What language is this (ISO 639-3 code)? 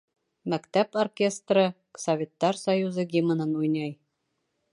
bak